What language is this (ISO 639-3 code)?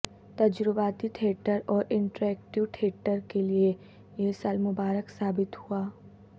urd